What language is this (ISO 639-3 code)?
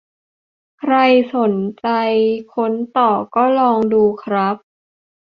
tha